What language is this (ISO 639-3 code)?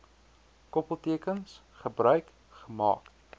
afr